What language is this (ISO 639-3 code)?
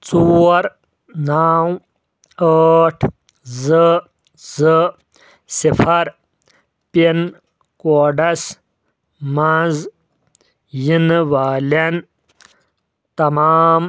kas